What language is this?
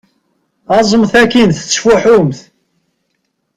Kabyle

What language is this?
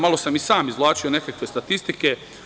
Serbian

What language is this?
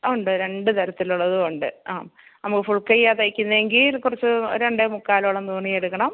Malayalam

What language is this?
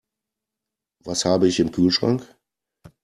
German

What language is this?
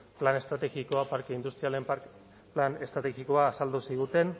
Basque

